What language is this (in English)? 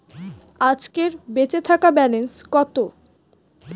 Bangla